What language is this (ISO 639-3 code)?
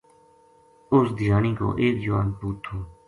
gju